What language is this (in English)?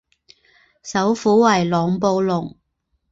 Chinese